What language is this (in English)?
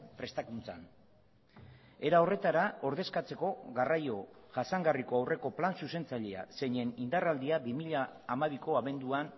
Basque